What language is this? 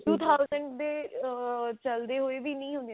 Punjabi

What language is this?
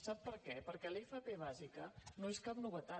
Catalan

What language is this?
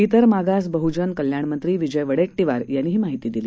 Marathi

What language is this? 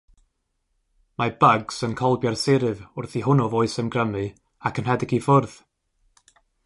Welsh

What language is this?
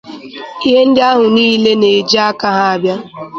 Igbo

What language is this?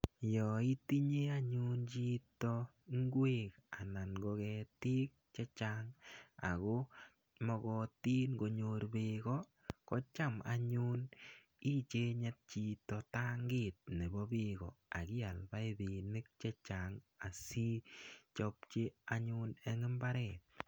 Kalenjin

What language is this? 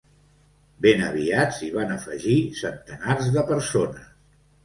Catalan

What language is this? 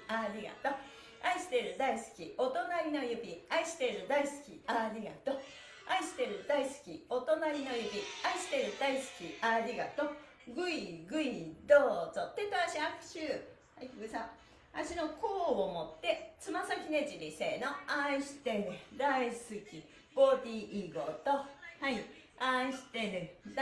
Japanese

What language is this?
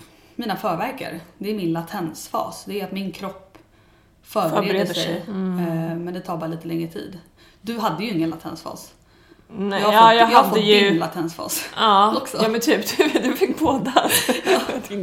Swedish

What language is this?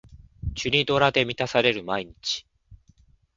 Japanese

